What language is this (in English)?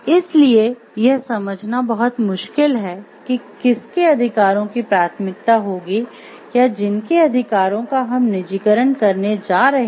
Hindi